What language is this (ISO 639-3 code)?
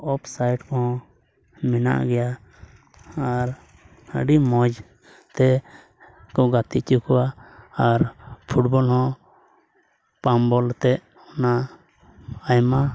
sat